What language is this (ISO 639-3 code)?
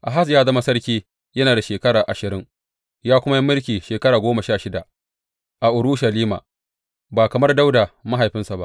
hau